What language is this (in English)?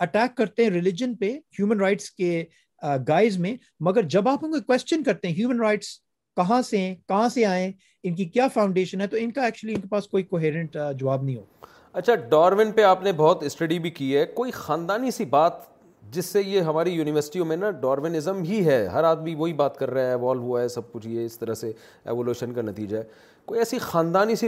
Urdu